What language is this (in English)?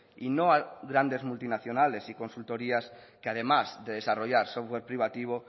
Spanish